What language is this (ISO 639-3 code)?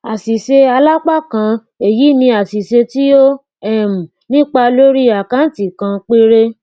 yor